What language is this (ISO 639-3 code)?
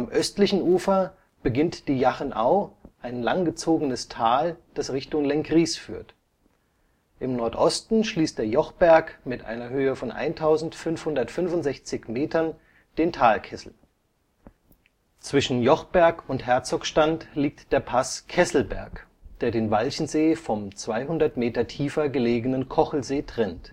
deu